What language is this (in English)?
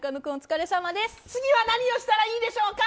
Japanese